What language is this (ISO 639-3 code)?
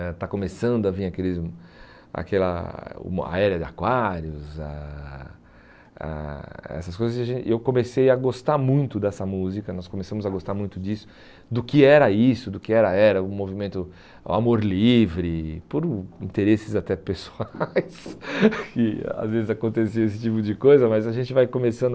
por